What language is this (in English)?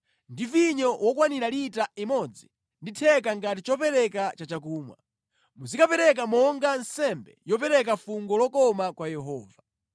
Nyanja